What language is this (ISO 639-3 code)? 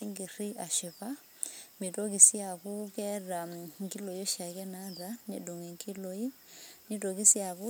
mas